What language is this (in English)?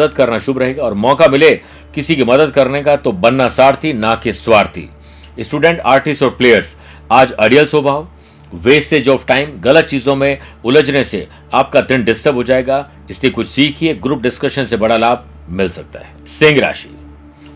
Hindi